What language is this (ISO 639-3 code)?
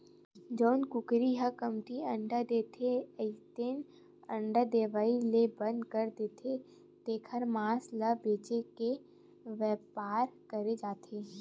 hne